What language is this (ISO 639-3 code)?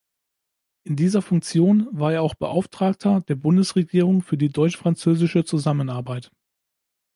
deu